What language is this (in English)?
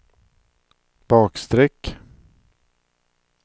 Swedish